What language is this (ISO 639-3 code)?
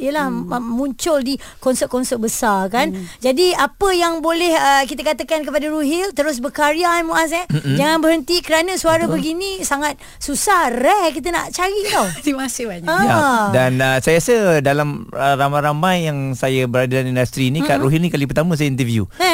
msa